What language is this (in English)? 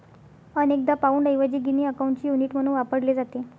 Marathi